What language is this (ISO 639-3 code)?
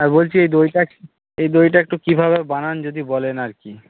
ben